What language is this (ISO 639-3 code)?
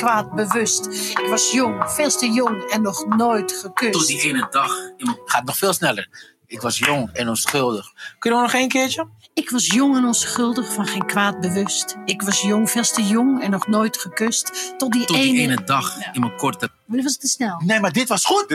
nld